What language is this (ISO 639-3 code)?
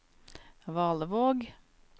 nor